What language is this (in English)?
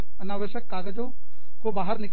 Hindi